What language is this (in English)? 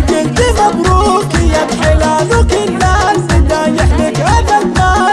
Arabic